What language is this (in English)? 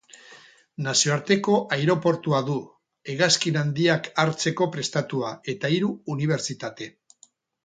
Basque